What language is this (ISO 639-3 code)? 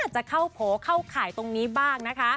tha